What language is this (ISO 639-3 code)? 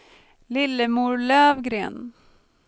swe